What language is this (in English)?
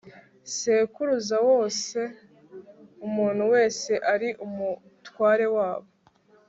Kinyarwanda